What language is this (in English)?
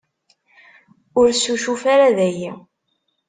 Kabyle